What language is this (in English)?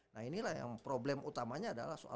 Indonesian